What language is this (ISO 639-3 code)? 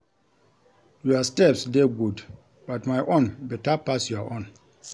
pcm